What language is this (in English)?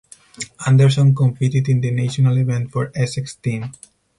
English